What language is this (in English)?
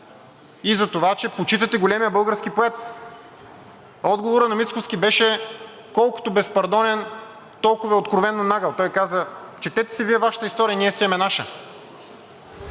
Bulgarian